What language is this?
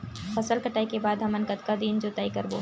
Chhattisgarhi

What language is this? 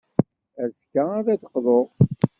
Kabyle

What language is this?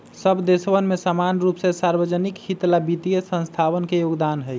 Magahi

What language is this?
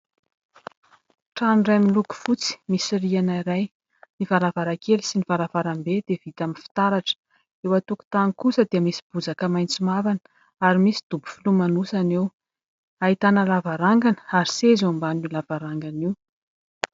Malagasy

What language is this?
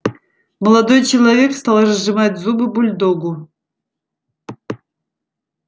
Russian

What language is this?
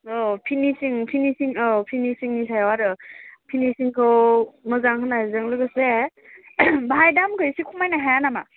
Bodo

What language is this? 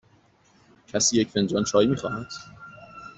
Persian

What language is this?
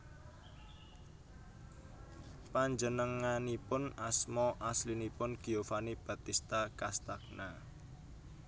Javanese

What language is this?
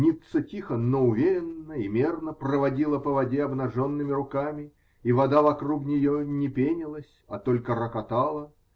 Russian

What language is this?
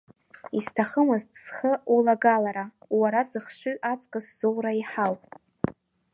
Abkhazian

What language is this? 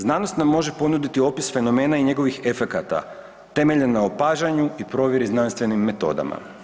Croatian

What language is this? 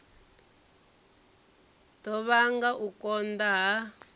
Venda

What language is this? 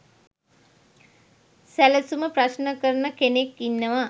Sinhala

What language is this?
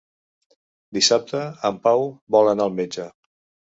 Catalan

